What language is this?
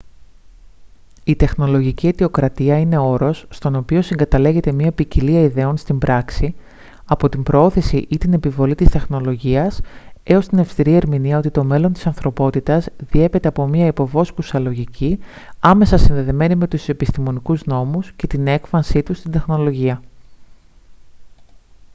Greek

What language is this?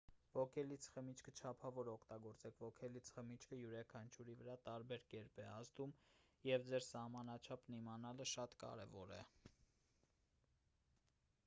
Armenian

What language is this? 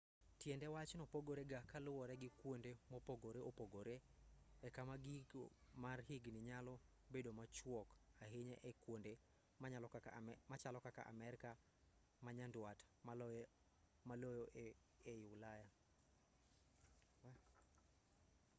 Luo (Kenya and Tanzania)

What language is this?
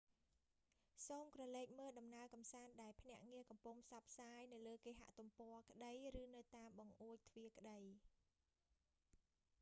Khmer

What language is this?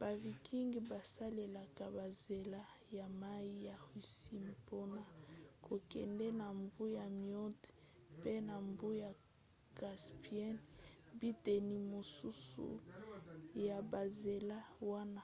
Lingala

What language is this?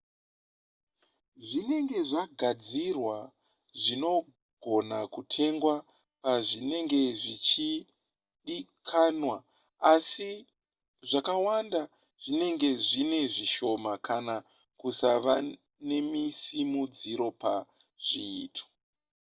Shona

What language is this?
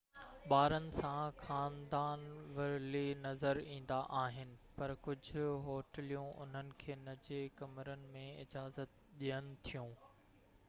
Sindhi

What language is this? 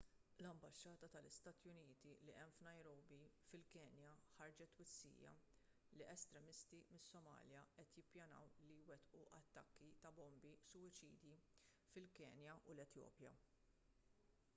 Maltese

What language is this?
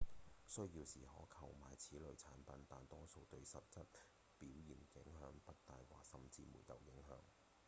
Cantonese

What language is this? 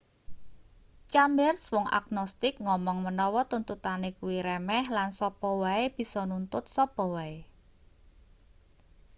Javanese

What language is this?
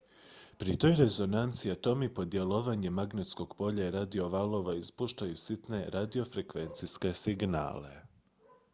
Croatian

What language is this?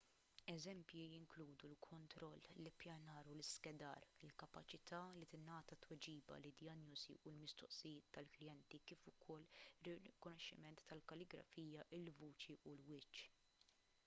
Maltese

